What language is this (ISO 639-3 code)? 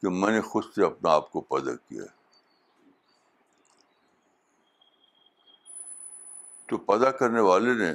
urd